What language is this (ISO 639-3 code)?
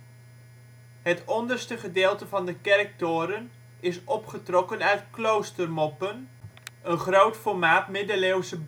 nld